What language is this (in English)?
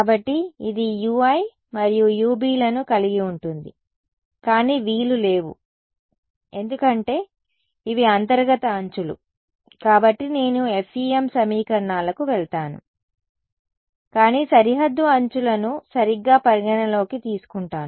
Telugu